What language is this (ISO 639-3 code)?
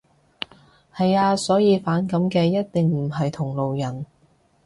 yue